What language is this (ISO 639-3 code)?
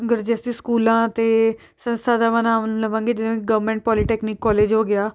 pan